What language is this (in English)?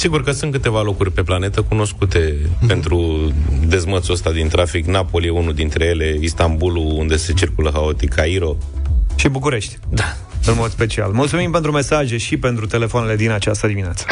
Romanian